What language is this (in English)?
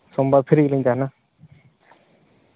Santali